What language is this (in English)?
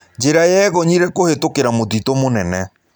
Kikuyu